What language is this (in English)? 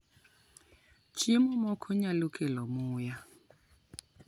Luo (Kenya and Tanzania)